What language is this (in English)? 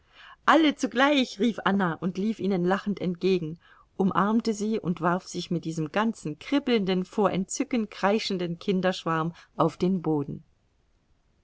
German